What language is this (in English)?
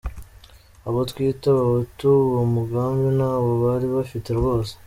Kinyarwanda